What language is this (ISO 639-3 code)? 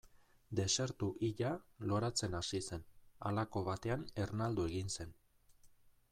eus